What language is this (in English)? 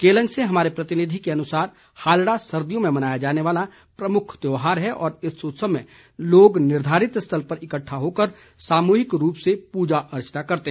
Hindi